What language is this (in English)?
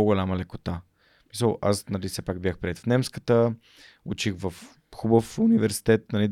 Bulgarian